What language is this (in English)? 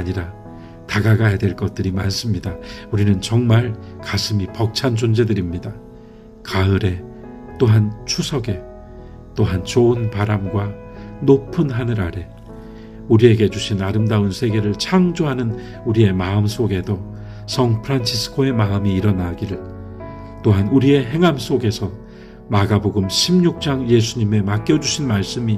Korean